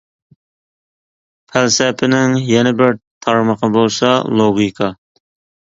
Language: Uyghur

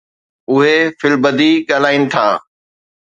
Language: Sindhi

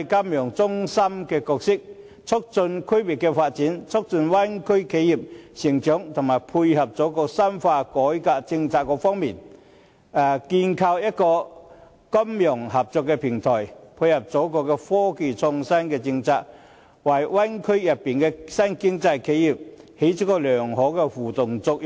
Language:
Cantonese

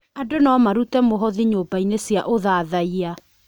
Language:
Kikuyu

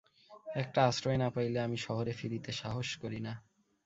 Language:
Bangla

